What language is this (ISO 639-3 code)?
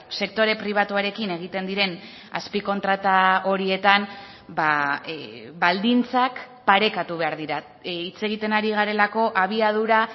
eus